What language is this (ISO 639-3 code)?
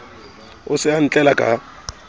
sot